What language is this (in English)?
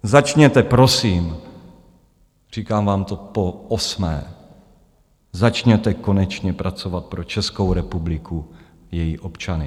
Czech